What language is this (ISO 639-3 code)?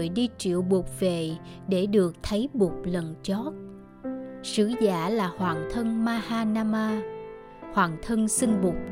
vie